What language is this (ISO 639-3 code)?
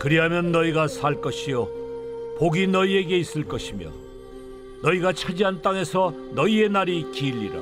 kor